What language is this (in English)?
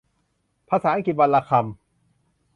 Thai